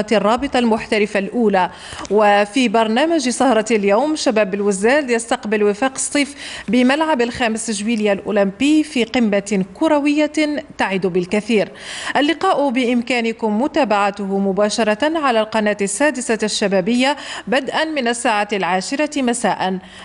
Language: Arabic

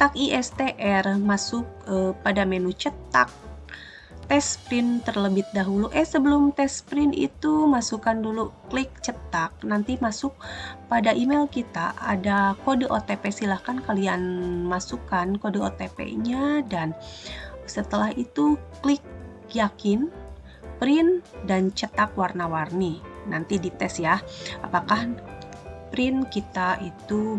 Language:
Indonesian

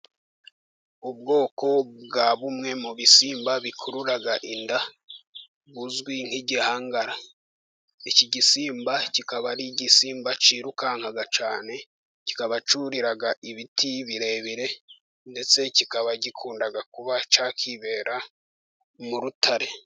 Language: Kinyarwanda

